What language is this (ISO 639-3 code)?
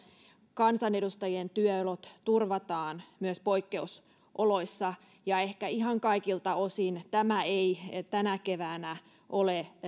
fin